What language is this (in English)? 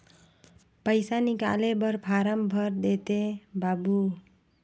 Chhattisgarhi